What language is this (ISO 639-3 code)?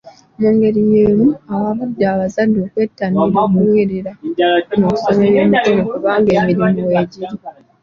lug